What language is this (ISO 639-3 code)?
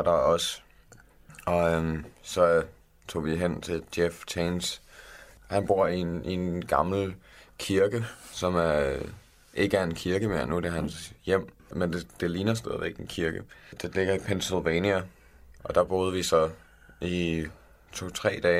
dan